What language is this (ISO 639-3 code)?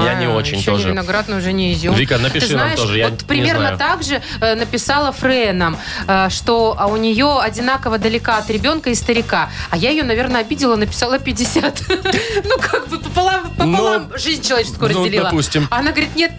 rus